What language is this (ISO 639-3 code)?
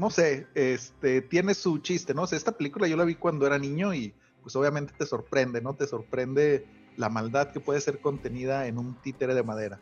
spa